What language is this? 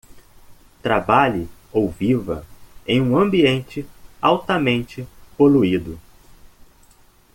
Portuguese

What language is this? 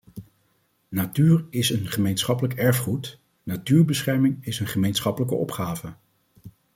Dutch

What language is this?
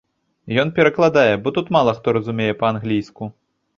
Belarusian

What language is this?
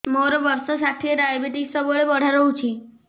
Odia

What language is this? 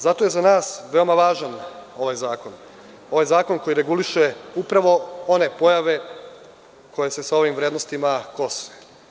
Serbian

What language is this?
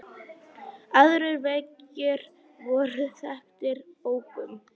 Icelandic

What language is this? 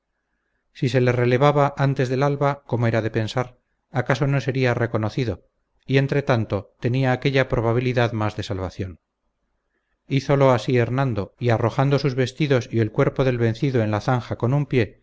Spanish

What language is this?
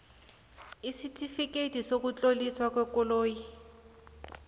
South Ndebele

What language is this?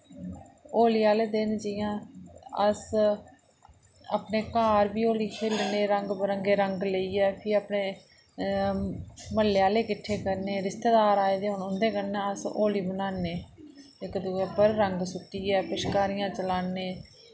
Dogri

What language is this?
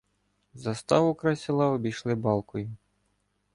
Ukrainian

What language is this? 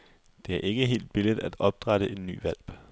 Danish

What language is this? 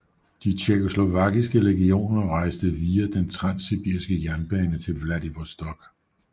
Danish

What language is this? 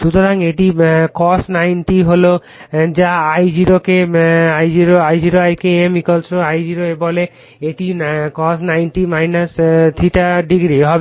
Bangla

